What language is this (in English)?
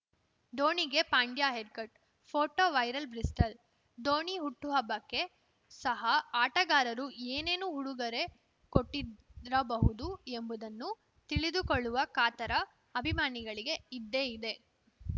Kannada